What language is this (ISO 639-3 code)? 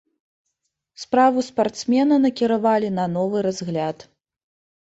bel